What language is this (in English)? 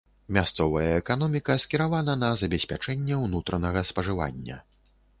Belarusian